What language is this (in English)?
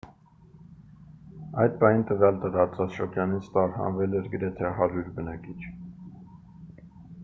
Armenian